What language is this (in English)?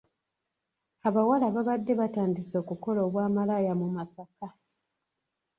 Ganda